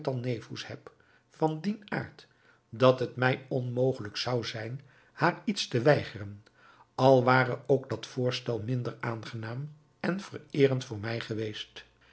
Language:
Dutch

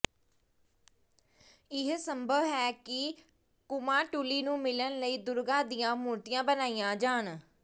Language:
Punjabi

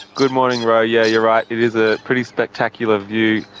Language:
English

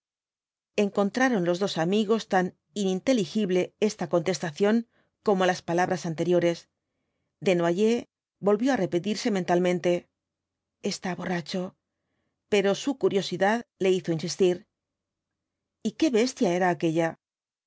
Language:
Spanish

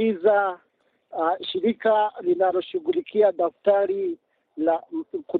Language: Swahili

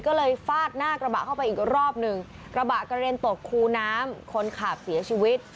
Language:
Thai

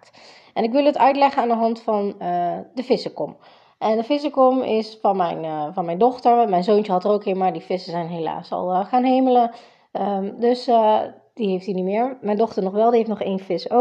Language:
Dutch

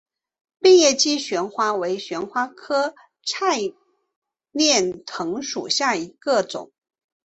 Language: Chinese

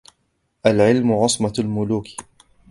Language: Arabic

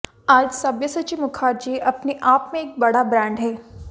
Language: Hindi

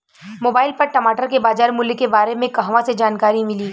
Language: Bhojpuri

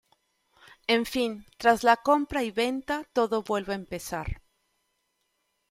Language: Spanish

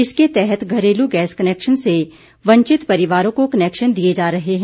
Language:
Hindi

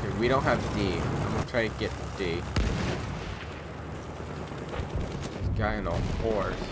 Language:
English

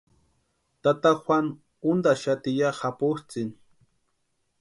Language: Western Highland Purepecha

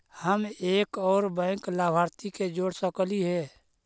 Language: Magahi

